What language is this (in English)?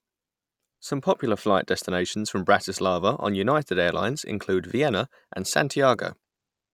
English